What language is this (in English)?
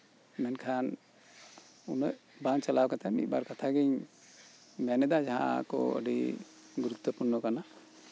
Santali